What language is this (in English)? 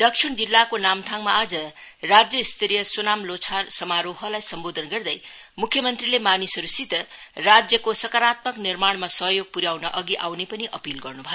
Nepali